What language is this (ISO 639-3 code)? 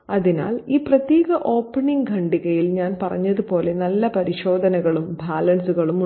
mal